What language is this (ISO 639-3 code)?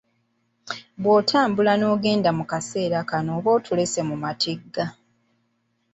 lug